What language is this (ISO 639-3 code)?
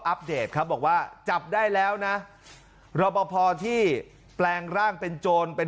tha